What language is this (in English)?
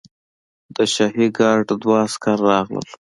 Pashto